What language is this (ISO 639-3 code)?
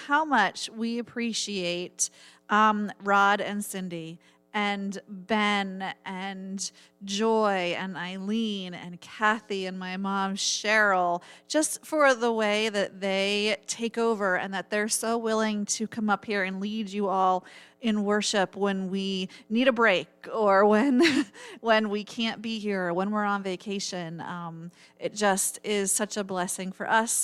eng